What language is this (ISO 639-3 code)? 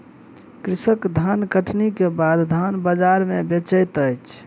mai